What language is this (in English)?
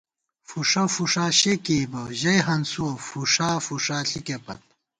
Gawar-Bati